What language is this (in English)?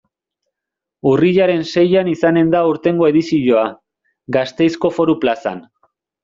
Basque